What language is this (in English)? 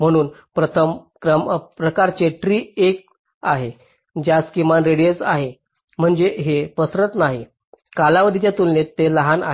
Marathi